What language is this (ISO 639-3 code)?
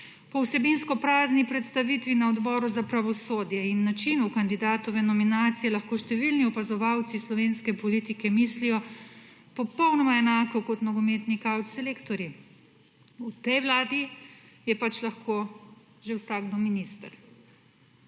slv